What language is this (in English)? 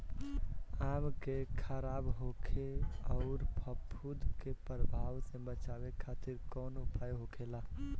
Bhojpuri